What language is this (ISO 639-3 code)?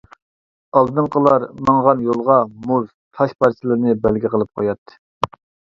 uig